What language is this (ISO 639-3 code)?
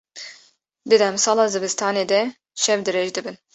kur